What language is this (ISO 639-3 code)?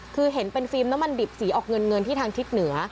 tha